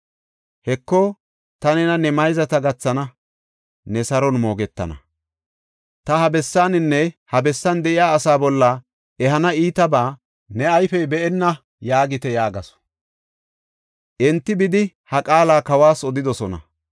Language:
Gofa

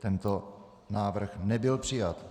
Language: Czech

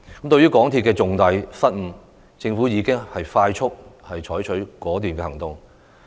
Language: Cantonese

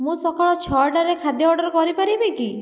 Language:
Odia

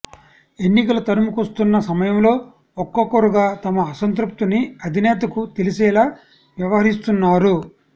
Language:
Telugu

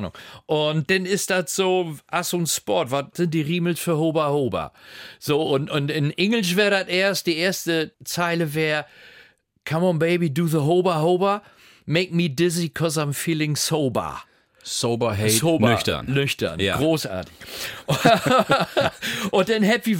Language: German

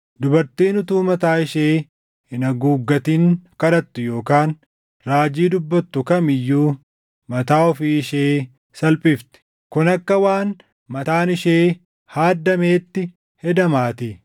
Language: Oromo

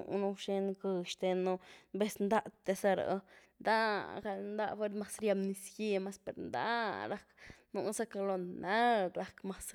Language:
Güilá Zapotec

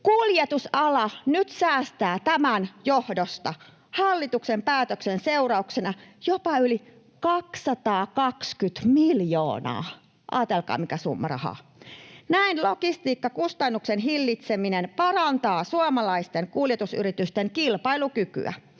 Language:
Finnish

